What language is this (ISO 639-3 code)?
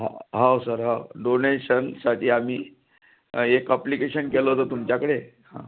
mar